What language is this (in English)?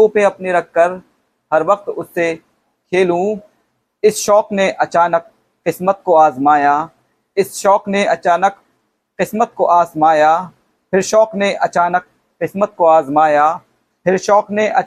Hindi